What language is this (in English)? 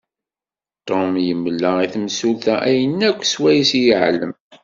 Kabyle